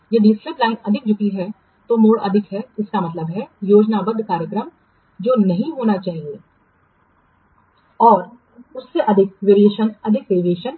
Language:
Hindi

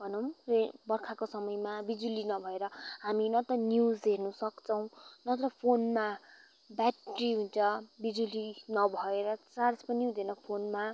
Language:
Nepali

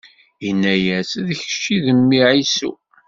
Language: Kabyle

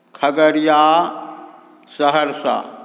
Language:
Maithili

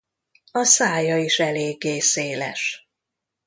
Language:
Hungarian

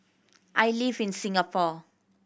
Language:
English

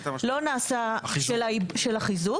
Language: Hebrew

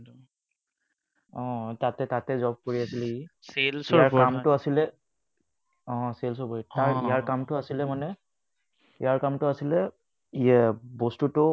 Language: Assamese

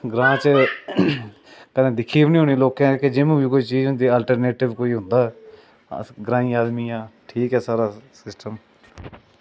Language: Dogri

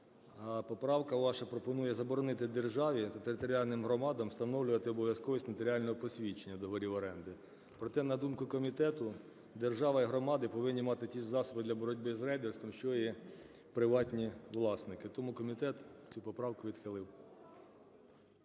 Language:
Ukrainian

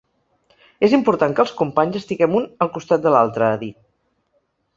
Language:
Catalan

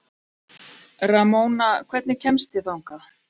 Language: Icelandic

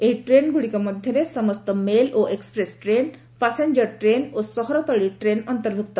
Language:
Odia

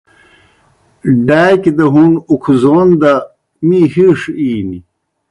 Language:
Kohistani Shina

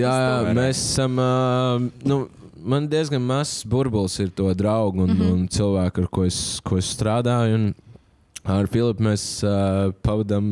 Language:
Latvian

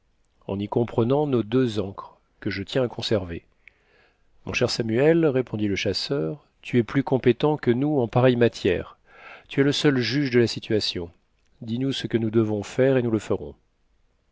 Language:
French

